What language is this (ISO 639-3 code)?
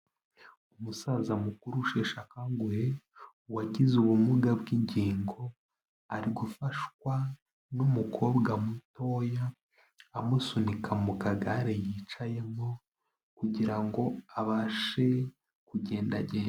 kin